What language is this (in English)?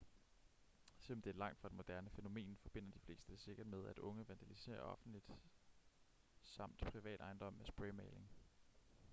Danish